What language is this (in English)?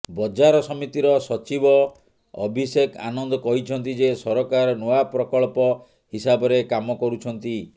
Odia